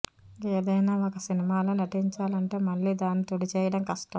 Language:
Telugu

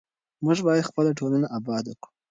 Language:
Pashto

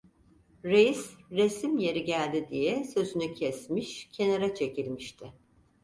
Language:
Turkish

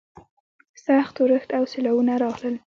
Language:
Pashto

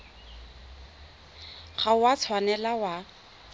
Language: Tswana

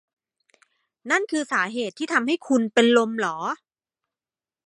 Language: Thai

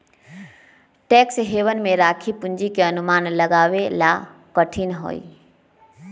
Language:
Magahi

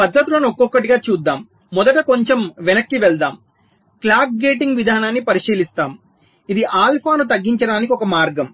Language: Telugu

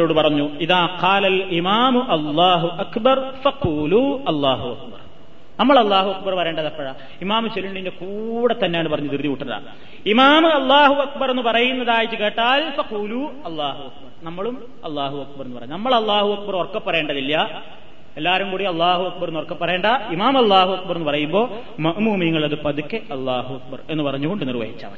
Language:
Malayalam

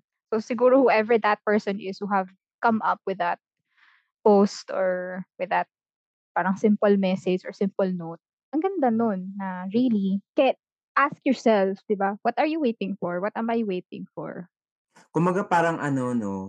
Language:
Filipino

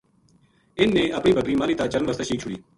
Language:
Gujari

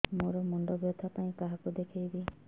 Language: Odia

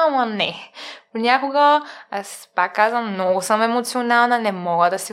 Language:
Bulgarian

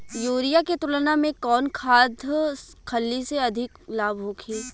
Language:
Bhojpuri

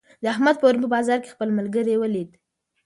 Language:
Pashto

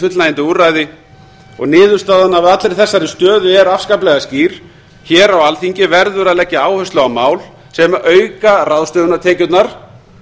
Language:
Icelandic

